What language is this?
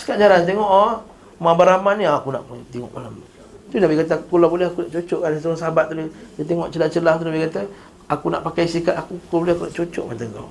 Malay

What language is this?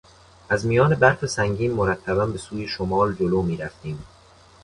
Persian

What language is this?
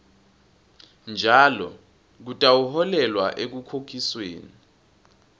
Swati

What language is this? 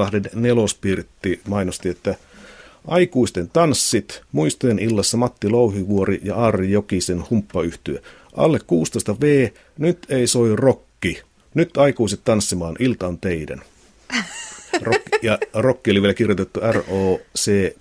Finnish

